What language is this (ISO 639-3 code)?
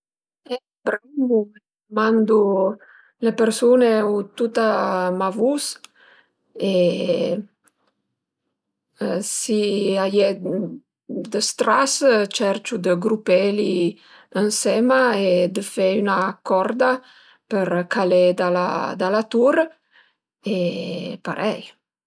pms